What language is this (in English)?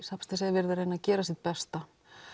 Icelandic